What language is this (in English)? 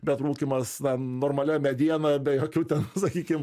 Lithuanian